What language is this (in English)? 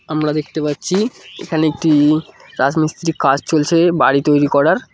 Bangla